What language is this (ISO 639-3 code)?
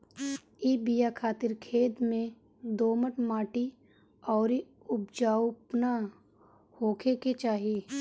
bho